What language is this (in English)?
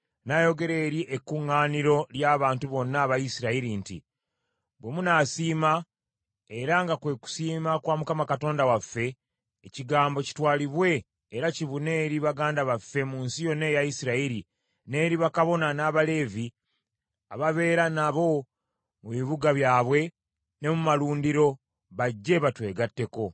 Ganda